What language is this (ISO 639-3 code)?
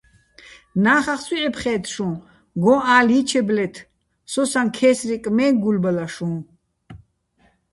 bbl